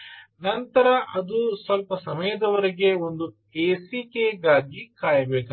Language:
Kannada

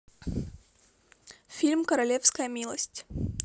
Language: Russian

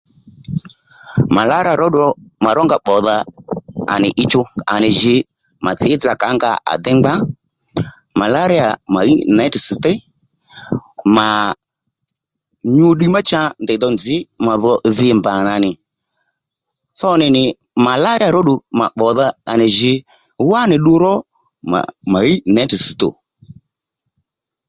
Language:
Lendu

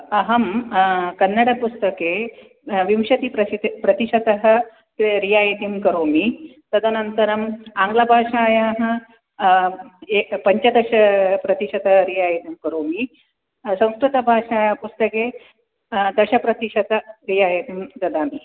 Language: Sanskrit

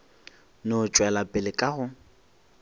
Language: Northern Sotho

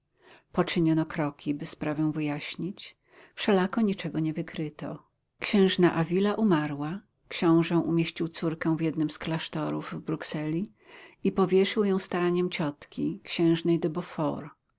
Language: Polish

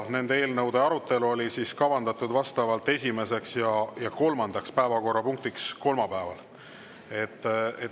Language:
Estonian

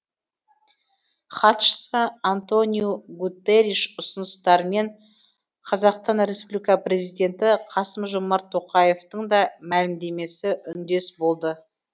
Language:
Kazakh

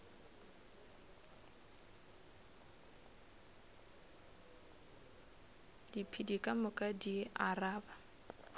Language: Northern Sotho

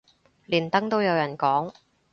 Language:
Cantonese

